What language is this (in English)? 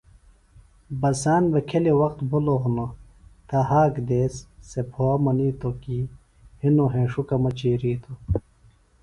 Phalura